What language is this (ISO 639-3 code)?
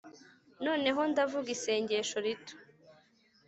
kin